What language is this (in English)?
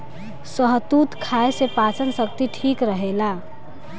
Bhojpuri